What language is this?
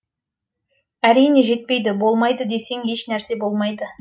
Kazakh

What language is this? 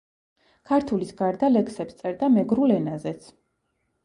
Georgian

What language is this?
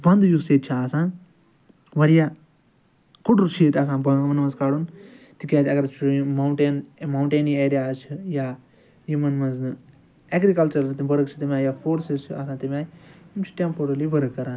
Kashmiri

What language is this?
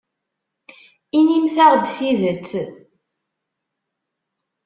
Kabyle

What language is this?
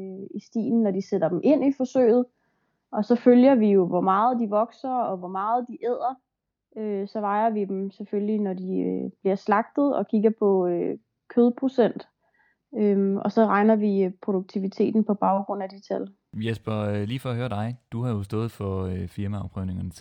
Danish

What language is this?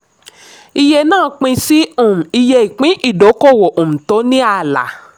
Yoruba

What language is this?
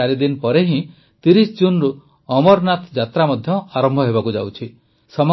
Odia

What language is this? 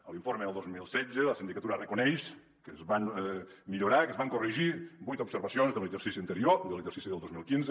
Catalan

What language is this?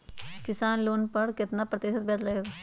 Magahi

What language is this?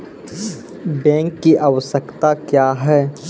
Maithili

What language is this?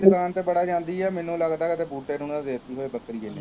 Punjabi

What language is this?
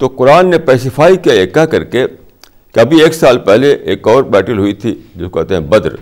Urdu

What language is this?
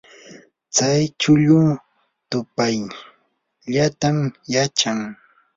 Yanahuanca Pasco Quechua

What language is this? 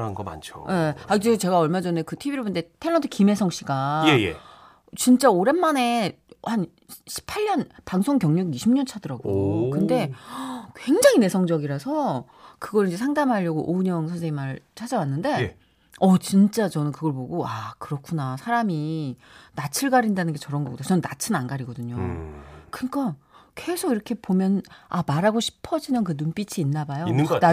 Korean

